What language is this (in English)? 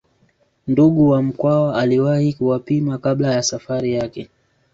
Swahili